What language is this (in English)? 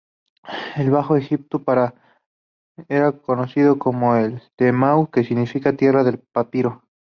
Spanish